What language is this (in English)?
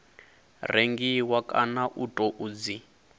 Venda